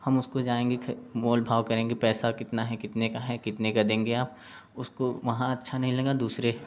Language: Hindi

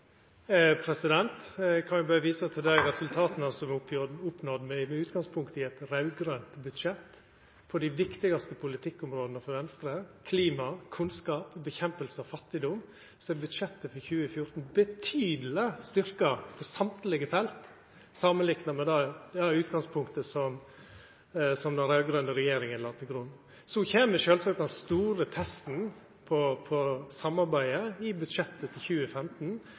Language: Norwegian Nynorsk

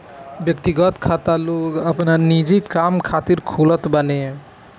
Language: Bhojpuri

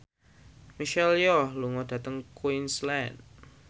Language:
Javanese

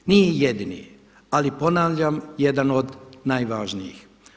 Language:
Croatian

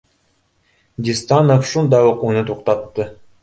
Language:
Bashkir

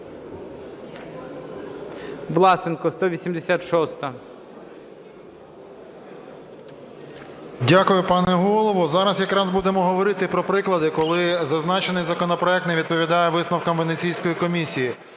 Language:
Ukrainian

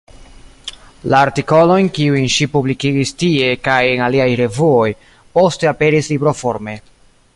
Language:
Esperanto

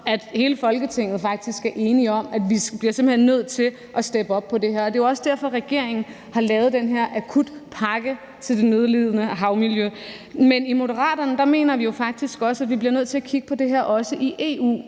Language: Danish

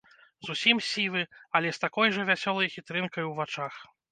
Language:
Belarusian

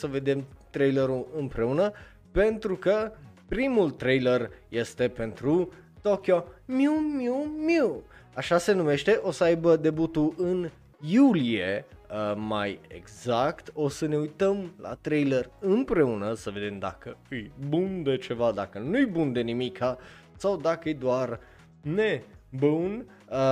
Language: Romanian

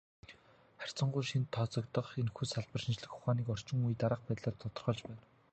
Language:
Mongolian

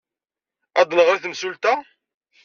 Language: Kabyle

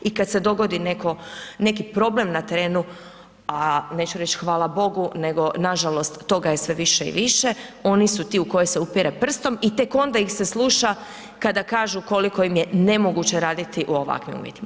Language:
Croatian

